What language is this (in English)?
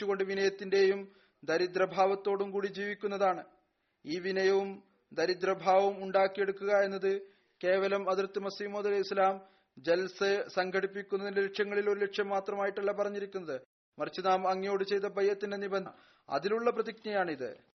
Malayalam